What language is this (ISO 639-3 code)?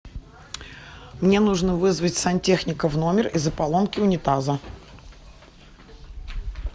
rus